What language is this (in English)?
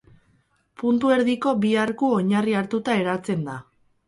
Basque